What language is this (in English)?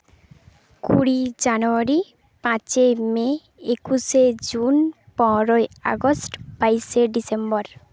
Santali